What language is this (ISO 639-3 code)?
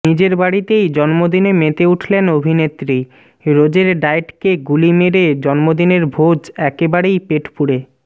ben